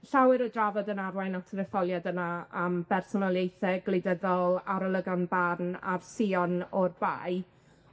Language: Welsh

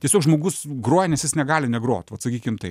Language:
Lithuanian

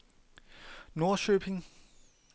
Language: Danish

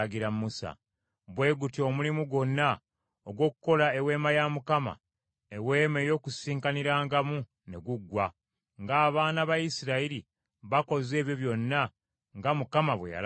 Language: Ganda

